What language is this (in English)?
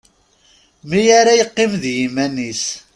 Kabyle